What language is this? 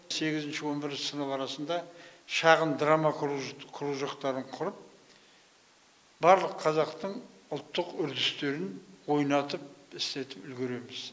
Kazakh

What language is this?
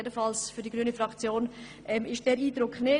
Swiss German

